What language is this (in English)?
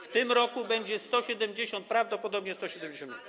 Polish